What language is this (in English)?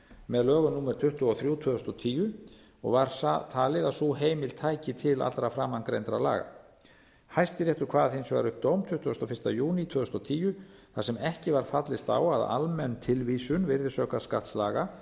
Icelandic